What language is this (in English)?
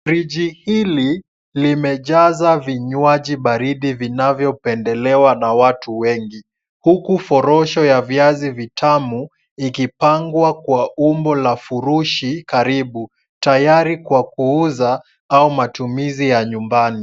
Swahili